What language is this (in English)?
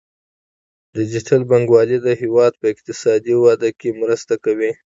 Pashto